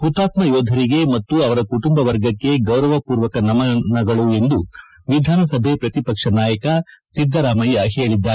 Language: Kannada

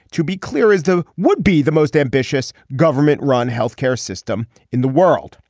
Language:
English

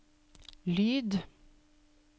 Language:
Norwegian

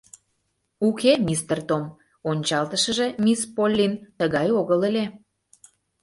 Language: Mari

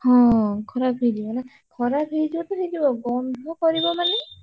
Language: Odia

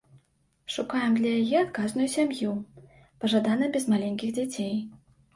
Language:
Belarusian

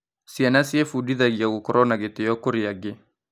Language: Kikuyu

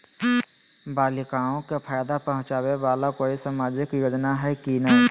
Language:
Magahi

